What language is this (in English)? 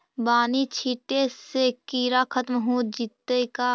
Magahi